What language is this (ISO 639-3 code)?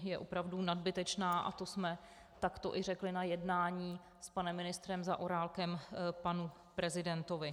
ces